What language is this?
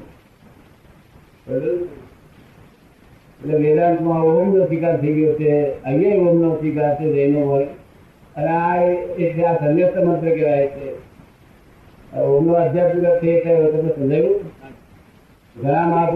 Gujarati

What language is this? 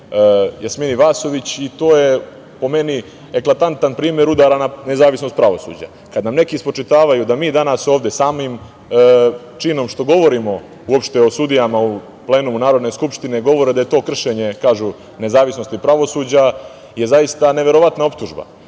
Serbian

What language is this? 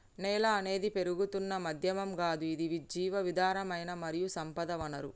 Telugu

